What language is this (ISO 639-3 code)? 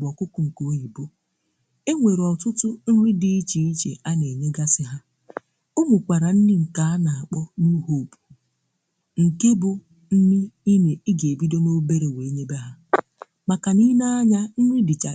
ibo